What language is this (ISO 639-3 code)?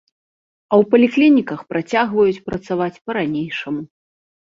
bel